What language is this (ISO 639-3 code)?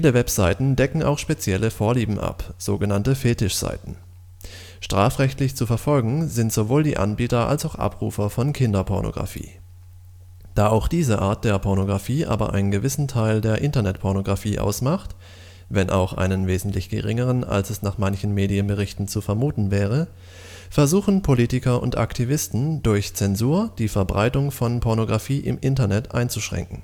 deu